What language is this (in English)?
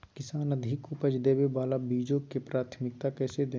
Magahi